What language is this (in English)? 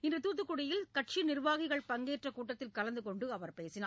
Tamil